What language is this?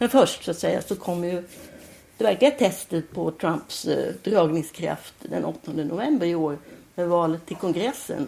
Swedish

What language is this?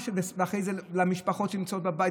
Hebrew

